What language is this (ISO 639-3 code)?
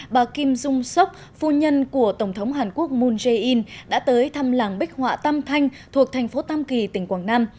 vie